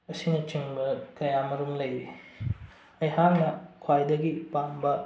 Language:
Manipuri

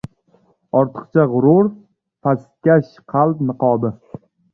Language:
Uzbek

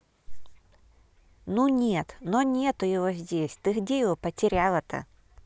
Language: Russian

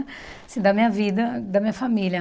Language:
Portuguese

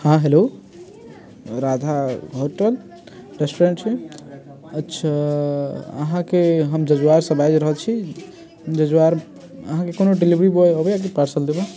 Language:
Maithili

